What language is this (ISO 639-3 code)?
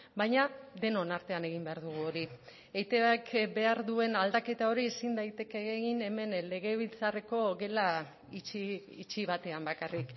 eus